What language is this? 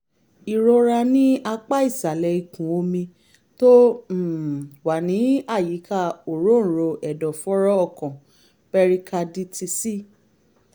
Yoruba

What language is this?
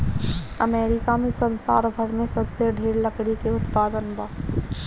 Bhojpuri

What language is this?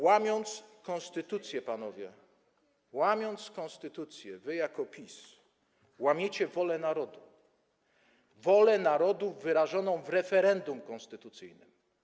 Polish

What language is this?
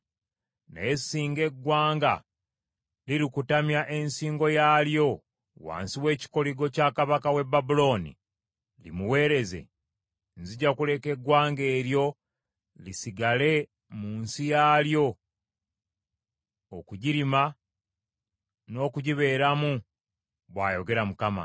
Ganda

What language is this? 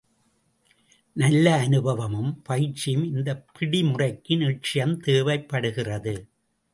Tamil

